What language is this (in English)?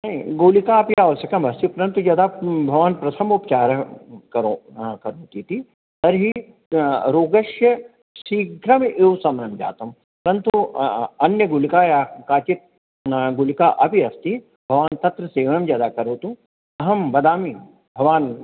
Sanskrit